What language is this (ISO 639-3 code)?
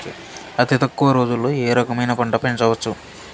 tel